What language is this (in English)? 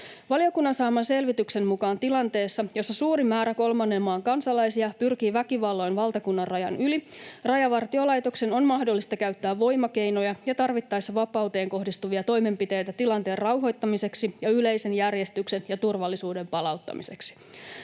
Finnish